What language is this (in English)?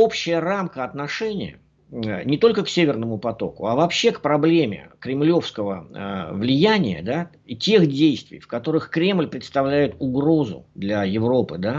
Russian